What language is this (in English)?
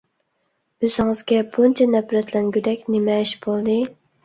Uyghur